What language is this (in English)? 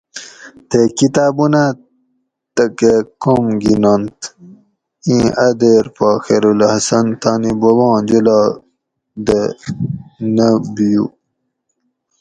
Gawri